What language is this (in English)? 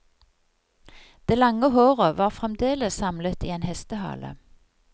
Norwegian